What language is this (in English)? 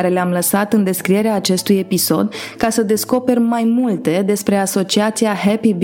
Romanian